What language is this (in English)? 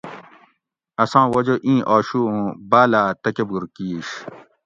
Gawri